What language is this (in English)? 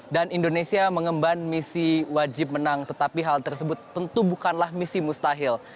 Indonesian